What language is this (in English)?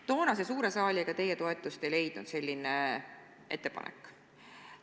Estonian